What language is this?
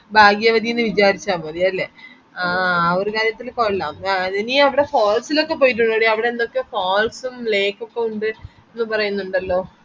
Malayalam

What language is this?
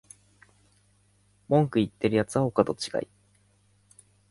Japanese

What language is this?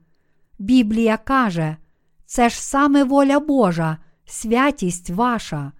Ukrainian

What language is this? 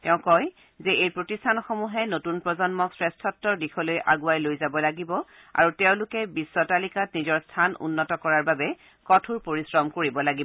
Assamese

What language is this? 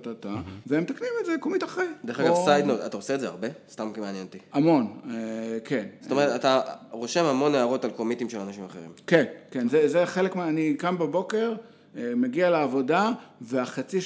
Hebrew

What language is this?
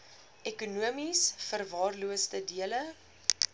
Afrikaans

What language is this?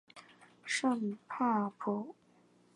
Chinese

